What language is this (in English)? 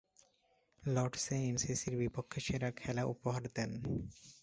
Bangla